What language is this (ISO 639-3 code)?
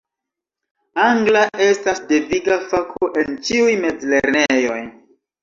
epo